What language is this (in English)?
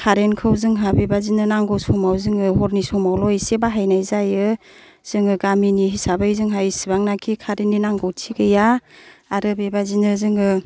Bodo